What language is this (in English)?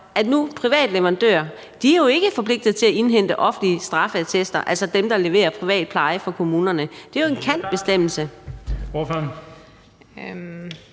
Danish